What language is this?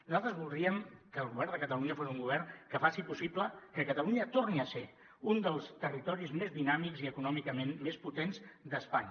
Catalan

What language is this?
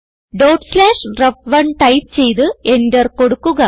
Malayalam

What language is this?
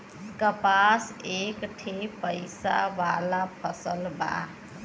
Bhojpuri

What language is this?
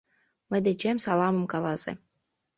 Mari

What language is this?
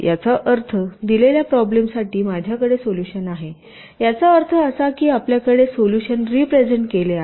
Marathi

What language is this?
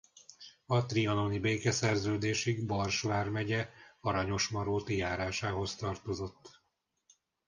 Hungarian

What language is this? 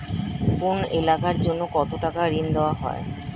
Bangla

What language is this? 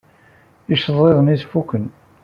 Kabyle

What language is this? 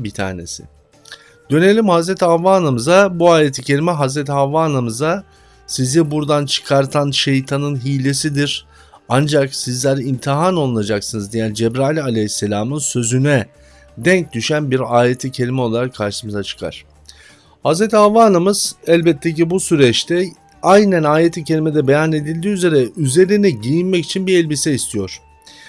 Turkish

